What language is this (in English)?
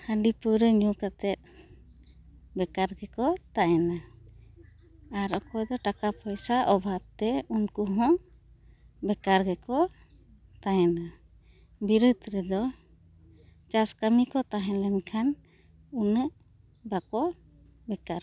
Santali